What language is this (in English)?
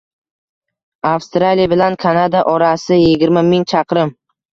Uzbek